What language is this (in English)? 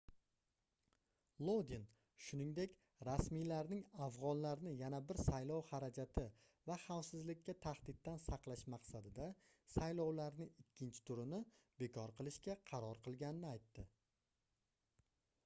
Uzbek